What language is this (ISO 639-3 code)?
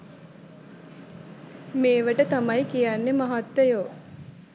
sin